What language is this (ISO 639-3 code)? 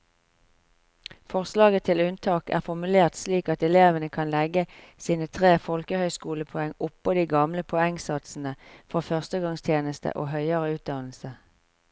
nor